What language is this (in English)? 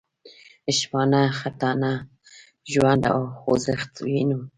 Pashto